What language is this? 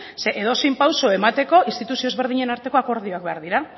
Basque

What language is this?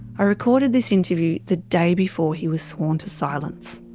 English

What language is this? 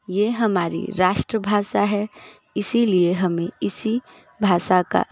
Hindi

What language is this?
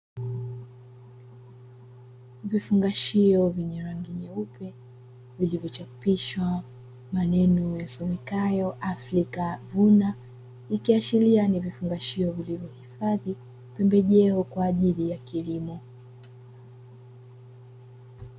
Swahili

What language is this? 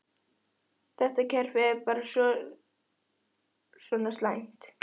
Icelandic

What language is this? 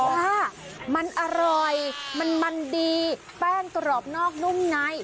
Thai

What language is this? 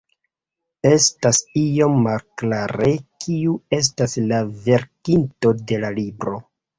Esperanto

